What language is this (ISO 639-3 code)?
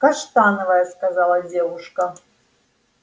rus